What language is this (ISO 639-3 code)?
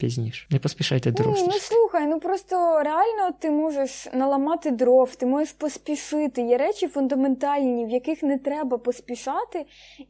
ukr